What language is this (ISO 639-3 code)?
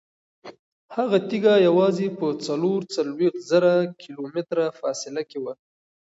pus